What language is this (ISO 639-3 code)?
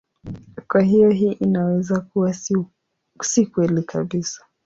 swa